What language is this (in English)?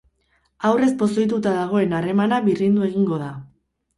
Basque